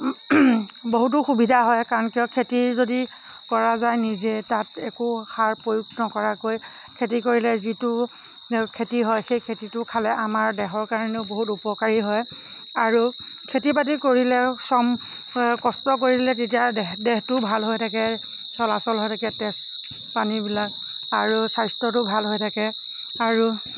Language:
Assamese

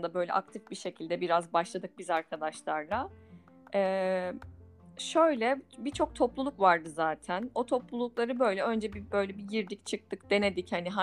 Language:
Turkish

